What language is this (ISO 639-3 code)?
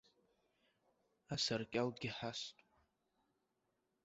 abk